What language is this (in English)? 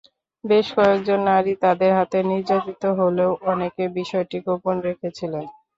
Bangla